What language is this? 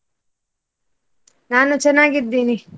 Kannada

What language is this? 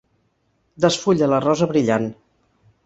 Catalan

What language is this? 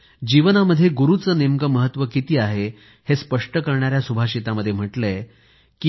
Marathi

